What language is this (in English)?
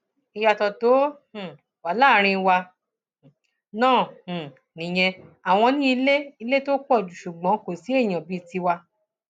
Yoruba